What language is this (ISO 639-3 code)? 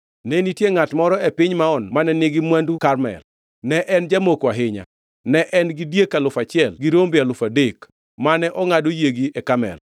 luo